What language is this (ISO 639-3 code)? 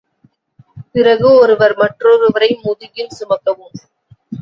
tam